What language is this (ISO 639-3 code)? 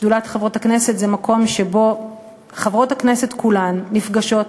heb